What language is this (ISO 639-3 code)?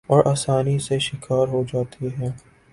urd